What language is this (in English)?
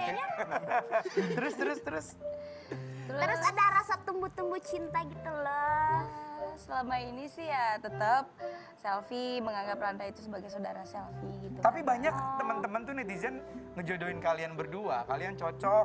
Indonesian